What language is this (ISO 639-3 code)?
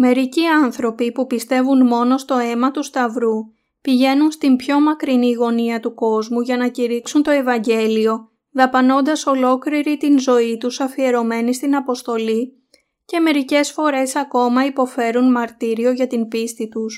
ell